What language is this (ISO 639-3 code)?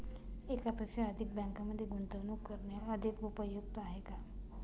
mar